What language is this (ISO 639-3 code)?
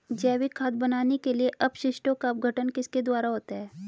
hin